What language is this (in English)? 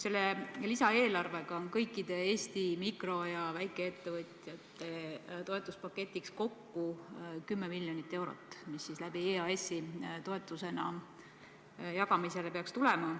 Estonian